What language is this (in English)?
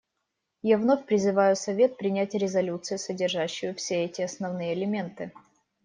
Russian